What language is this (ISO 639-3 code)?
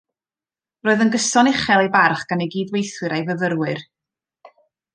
cym